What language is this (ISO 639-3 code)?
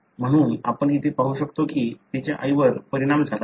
mar